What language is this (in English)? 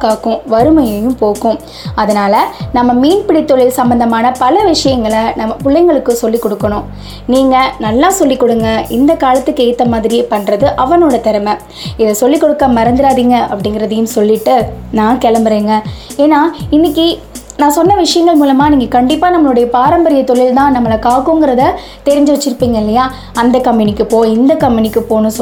Tamil